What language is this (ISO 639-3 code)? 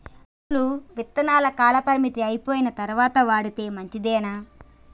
tel